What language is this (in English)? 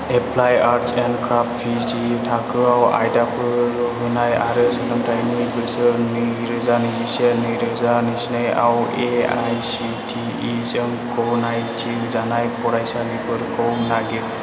Bodo